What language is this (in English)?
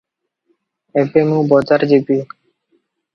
Odia